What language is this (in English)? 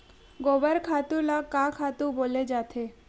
Chhattisgarhi